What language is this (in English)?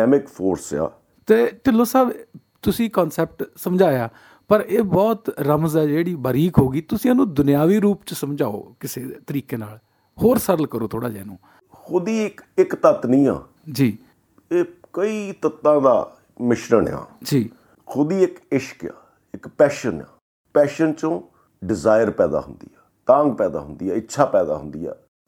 Punjabi